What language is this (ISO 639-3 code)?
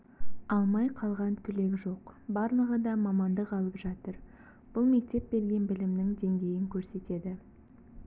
kaz